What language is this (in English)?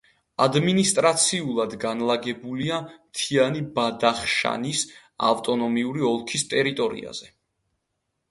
Georgian